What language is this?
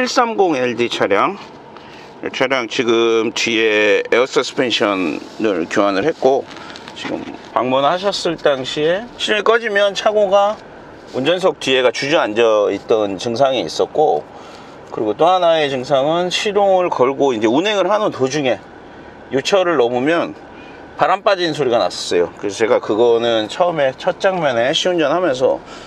Korean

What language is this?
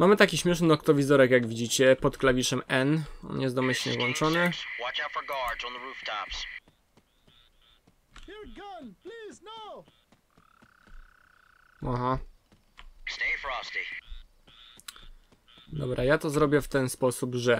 Polish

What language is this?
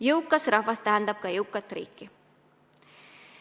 Estonian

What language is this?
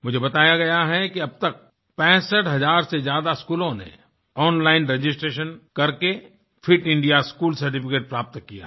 Hindi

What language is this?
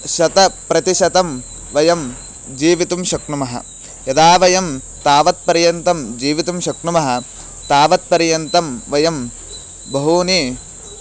Sanskrit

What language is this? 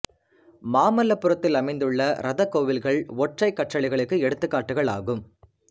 Tamil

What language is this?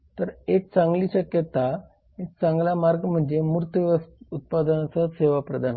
Marathi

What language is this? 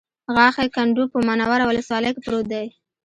Pashto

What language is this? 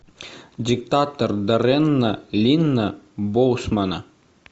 Russian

